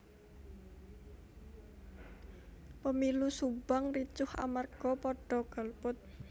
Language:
Javanese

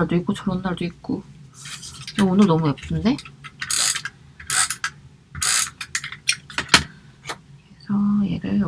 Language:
Korean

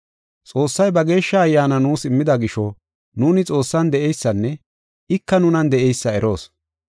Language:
Gofa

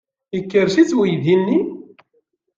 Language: Kabyle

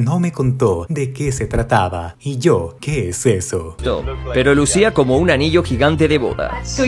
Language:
Spanish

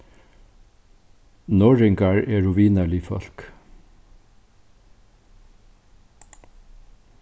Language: Faroese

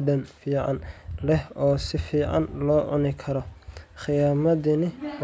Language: Somali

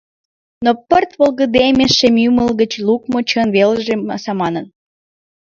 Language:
Mari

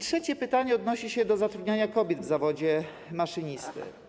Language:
Polish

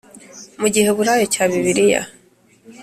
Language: Kinyarwanda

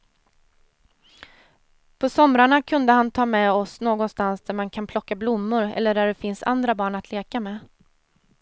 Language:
Swedish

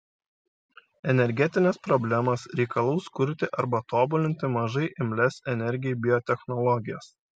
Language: Lithuanian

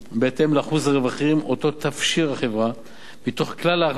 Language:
Hebrew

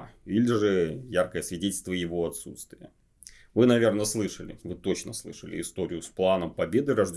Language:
Russian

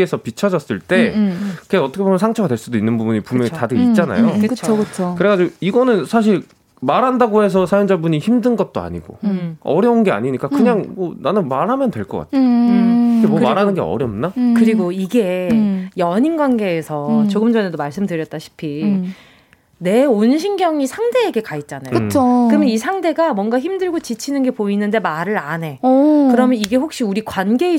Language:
Korean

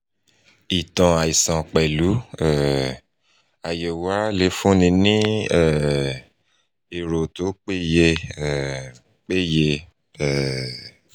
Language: Yoruba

